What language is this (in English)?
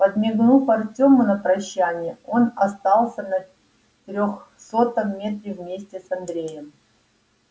Russian